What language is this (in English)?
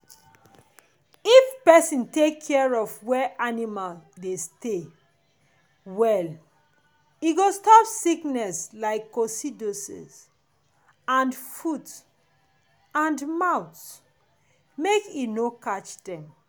Nigerian Pidgin